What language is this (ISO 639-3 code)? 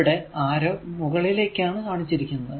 mal